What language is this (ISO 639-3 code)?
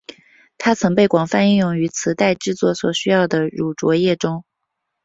zho